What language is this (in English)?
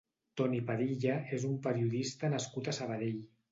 Catalan